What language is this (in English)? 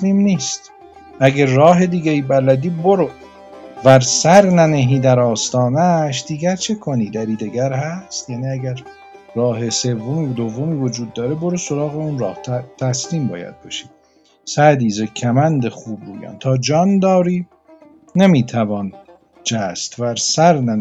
Persian